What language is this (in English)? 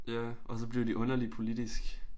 Danish